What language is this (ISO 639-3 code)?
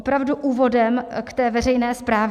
ces